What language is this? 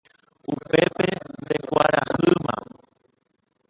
Guarani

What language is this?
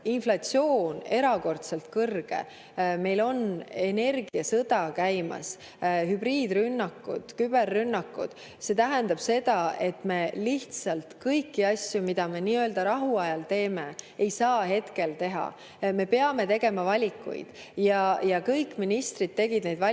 Estonian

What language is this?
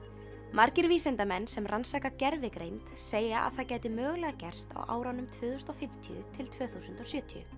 Icelandic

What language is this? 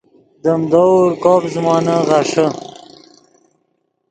Yidgha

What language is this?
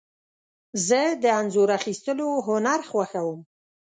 Pashto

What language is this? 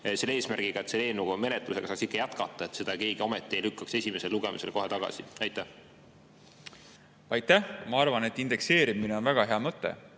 Estonian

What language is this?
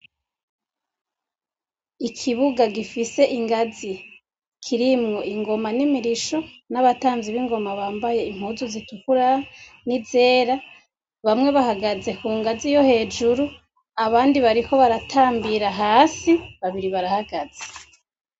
Rundi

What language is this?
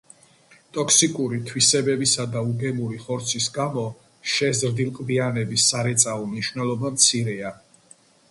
Georgian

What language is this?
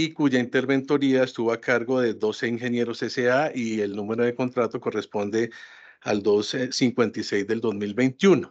Spanish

